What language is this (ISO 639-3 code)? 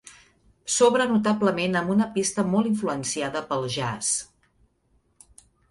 cat